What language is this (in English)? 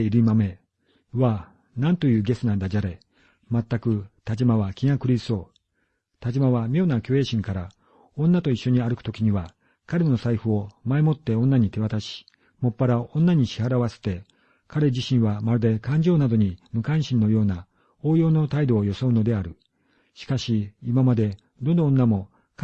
Japanese